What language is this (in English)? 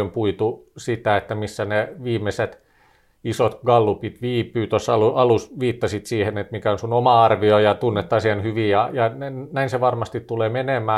Finnish